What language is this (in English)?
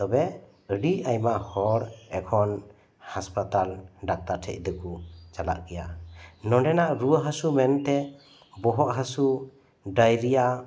Santali